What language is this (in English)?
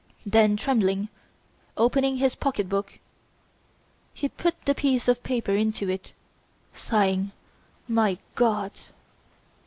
English